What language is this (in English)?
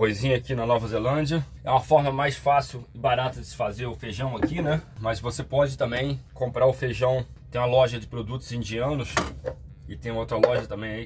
Portuguese